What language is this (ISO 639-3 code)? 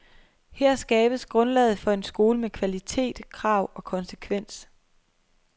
dan